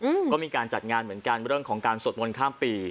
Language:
Thai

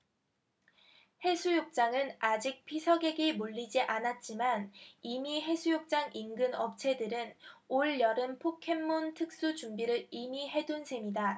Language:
Korean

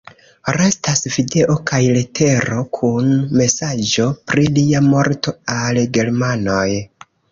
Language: Esperanto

